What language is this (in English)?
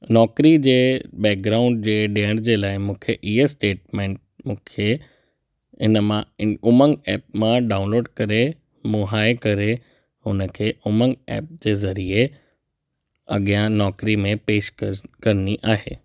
Sindhi